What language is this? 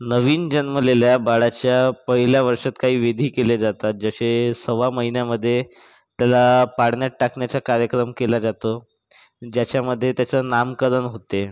Marathi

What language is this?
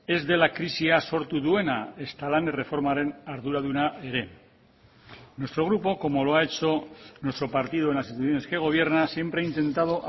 Spanish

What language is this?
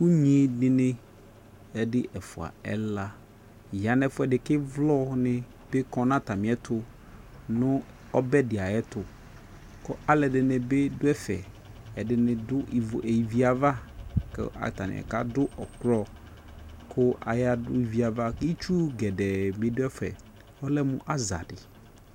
Ikposo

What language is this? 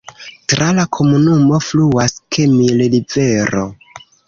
Esperanto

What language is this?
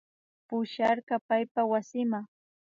Imbabura Highland Quichua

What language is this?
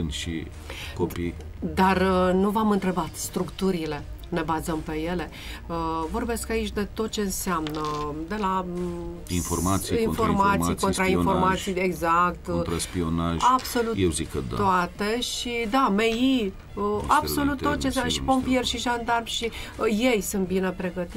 Romanian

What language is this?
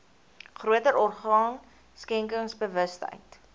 Afrikaans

